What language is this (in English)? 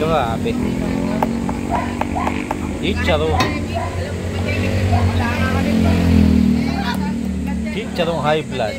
Filipino